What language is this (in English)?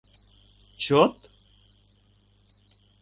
Mari